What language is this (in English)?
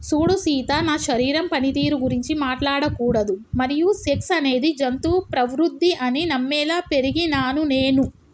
Telugu